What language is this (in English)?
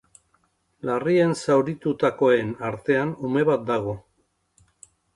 Basque